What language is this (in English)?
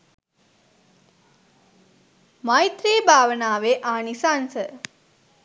Sinhala